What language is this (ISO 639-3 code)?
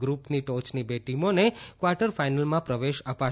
guj